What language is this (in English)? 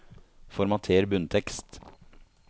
Norwegian